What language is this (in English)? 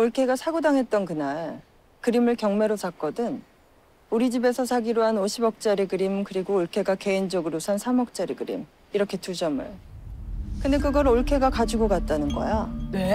Korean